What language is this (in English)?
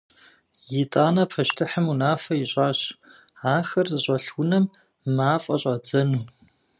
Kabardian